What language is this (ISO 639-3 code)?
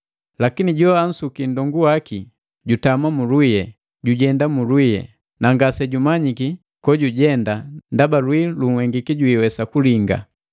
mgv